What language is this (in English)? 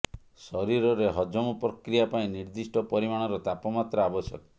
Odia